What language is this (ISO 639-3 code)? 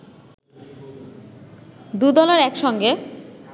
ben